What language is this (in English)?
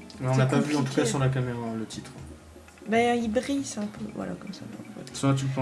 French